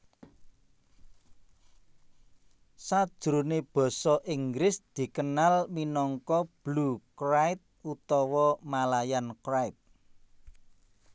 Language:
Javanese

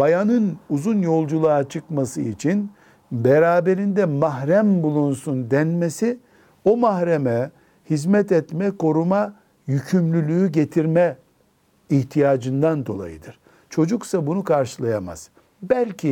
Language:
Turkish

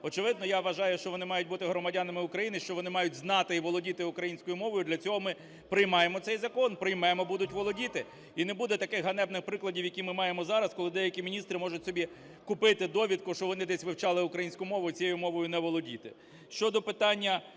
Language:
Ukrainian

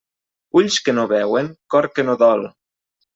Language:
Catalan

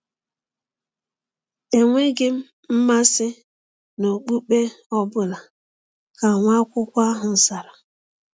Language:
Igbo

